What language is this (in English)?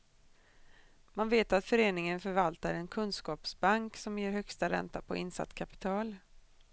Swedish